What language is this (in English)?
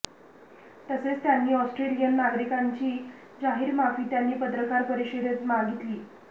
Marathi